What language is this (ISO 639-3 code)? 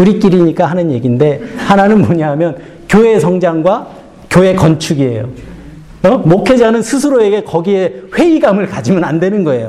kor